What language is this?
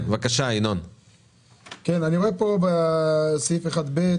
Hebrew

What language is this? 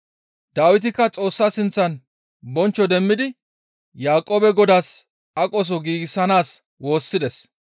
Gamo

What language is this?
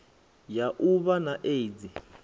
Venda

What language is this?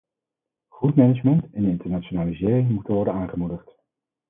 Dutch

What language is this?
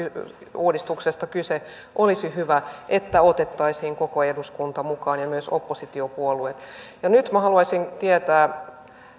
Finnish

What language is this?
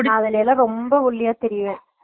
Tamil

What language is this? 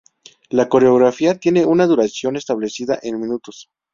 Spanish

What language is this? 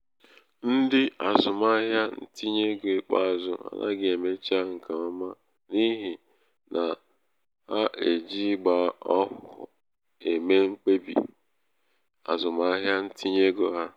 Igbo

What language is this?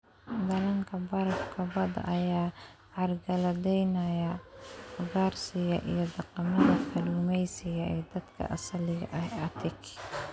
Somali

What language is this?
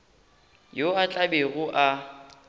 Northern Sotho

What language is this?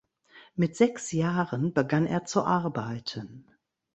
German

